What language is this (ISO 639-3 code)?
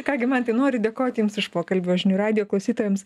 lit